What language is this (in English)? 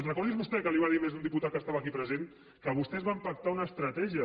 Catalan